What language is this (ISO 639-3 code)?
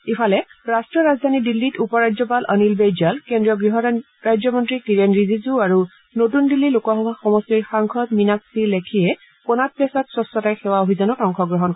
asm